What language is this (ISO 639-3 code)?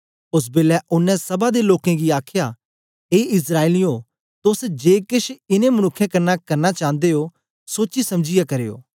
doi